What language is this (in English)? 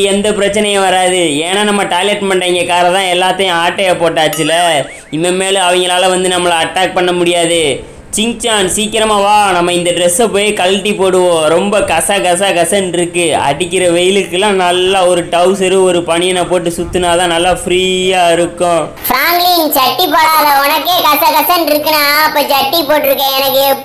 Romanian